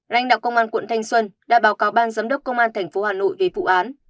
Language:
Vietnamese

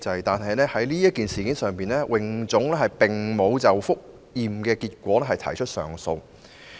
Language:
Cantonese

